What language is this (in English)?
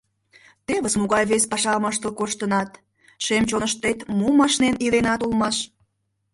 Mari